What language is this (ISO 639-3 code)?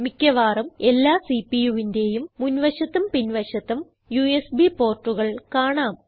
mal